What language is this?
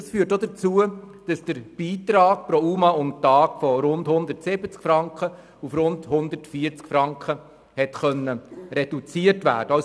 Swiss German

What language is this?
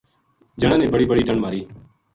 Gujari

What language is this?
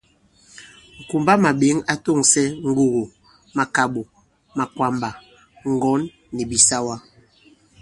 Bankon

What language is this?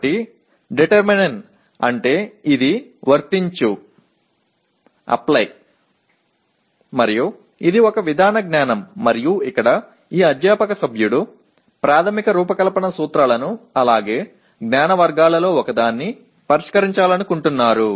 Telugu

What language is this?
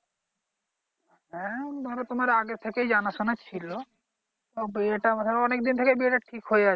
Bangla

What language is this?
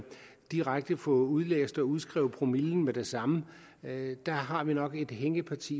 Danish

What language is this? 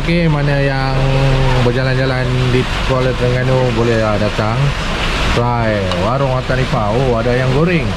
Malay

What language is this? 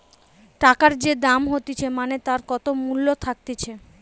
Bangla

